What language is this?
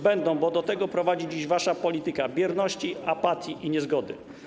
Polish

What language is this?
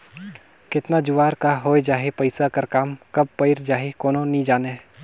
Chhattisgarhi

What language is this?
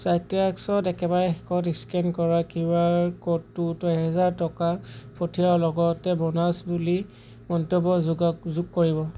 Assamese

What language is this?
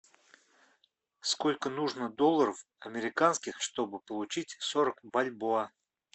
Russian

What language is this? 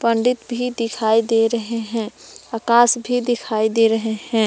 Hindi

